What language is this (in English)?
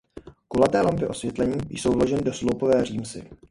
Czech